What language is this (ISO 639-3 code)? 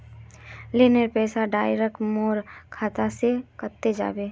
mag